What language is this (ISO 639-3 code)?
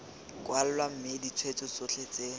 tsn